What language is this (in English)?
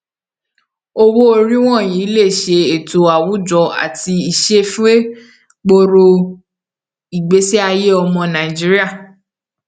Yoruba